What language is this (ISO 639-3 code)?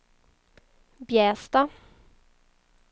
swe